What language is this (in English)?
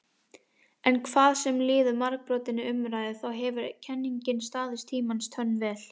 Icelandic